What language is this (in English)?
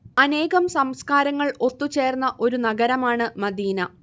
Malayalam